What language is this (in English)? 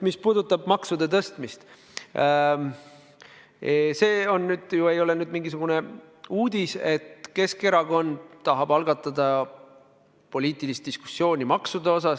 Estonian